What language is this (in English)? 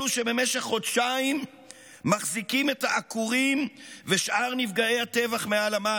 Hebrew